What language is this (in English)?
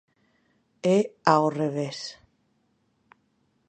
Galician